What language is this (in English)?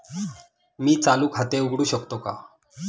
Marathi